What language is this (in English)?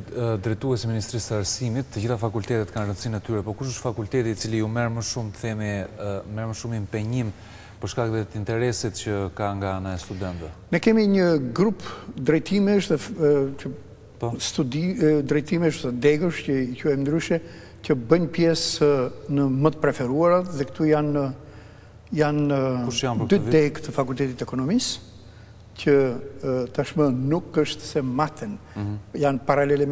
Ukrainian